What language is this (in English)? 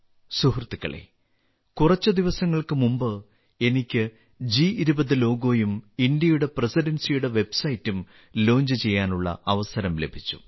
Malayalam